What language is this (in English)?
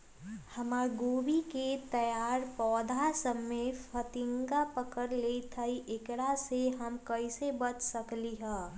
Magahi